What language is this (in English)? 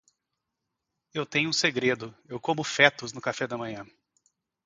Portuguese